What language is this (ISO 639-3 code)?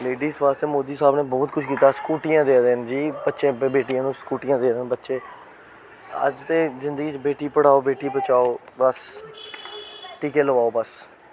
doi